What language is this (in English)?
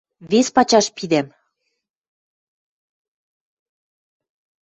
Western Mari